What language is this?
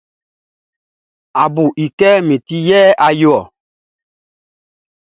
Baoulé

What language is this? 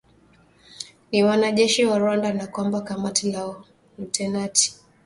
Swahili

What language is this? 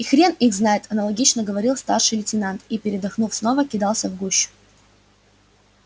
Russian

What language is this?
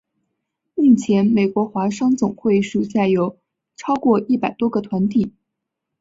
Chinese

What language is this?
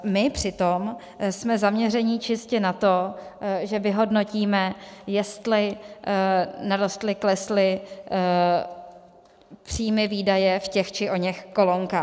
Czech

